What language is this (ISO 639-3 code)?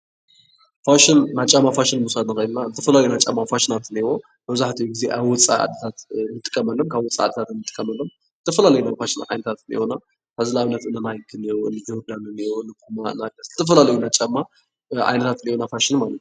tir